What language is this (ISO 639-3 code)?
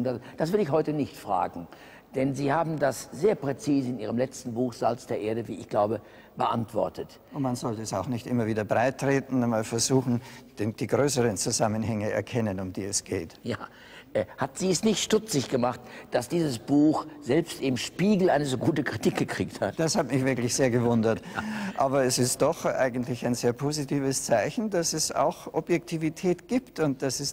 deu